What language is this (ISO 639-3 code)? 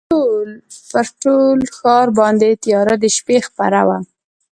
pus